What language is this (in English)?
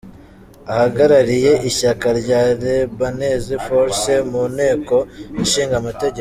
Kinyarwanda